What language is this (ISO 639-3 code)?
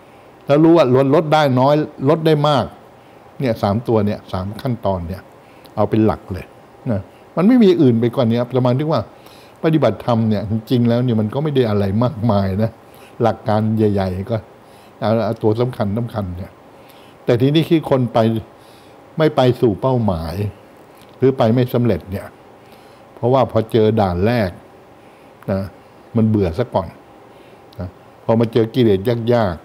tha